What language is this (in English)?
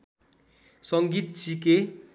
Nepali